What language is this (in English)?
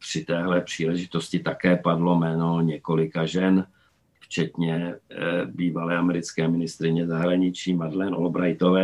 Czech